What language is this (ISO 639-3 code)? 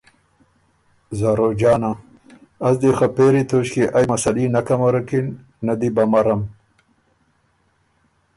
oru